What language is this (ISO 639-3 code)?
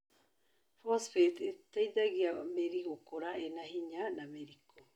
kik